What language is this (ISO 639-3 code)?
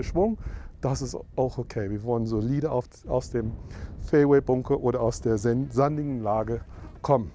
deu